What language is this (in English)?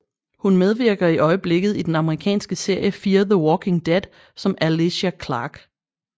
Danish